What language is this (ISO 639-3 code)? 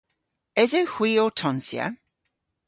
cor